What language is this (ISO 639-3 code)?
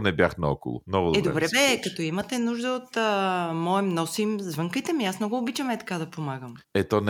bul